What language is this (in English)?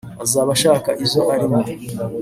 Kinyarwanda